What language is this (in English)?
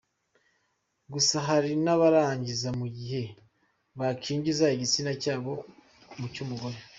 Kinyarwanda